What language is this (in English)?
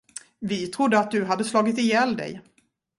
Swedish